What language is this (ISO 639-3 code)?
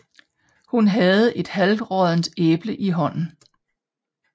dan